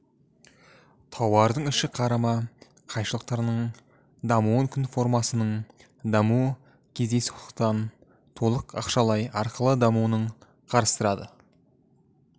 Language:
Kazakh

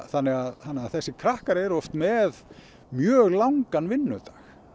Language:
Icelandic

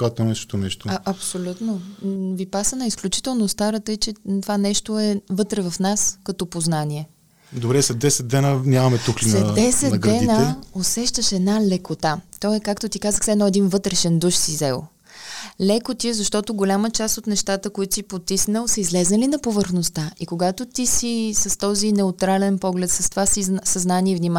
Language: Bulgarian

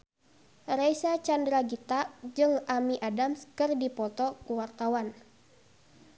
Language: Sundanese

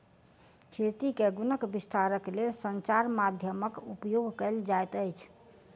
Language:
Maithili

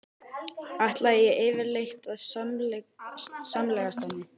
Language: Icelandic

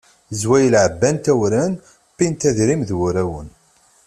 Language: Kabyle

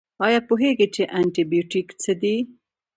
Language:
Pashto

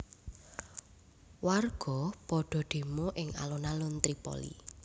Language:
Javanese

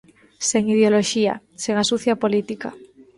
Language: Galician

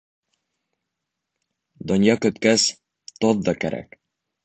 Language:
Bashkir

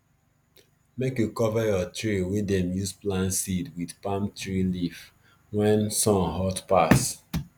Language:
Nigerian Pidgin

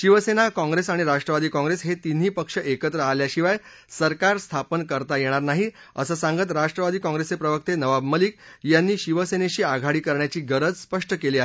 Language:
Marathi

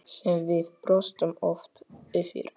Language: Icelandic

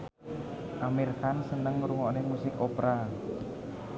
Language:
Javanese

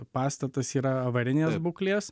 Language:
Lithuanian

